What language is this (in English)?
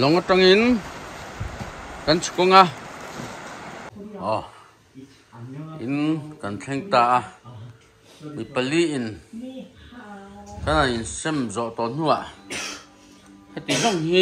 Thai